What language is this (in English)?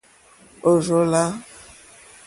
Mokpwe